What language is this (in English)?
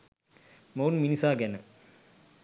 Sinhala